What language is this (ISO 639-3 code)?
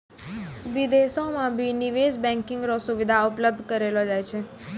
mai